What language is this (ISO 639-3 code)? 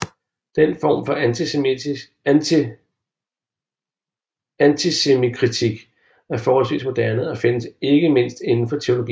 dan